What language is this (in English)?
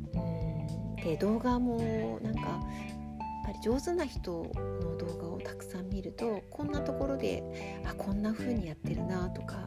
Japanese